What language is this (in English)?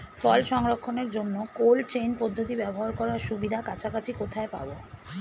Bangla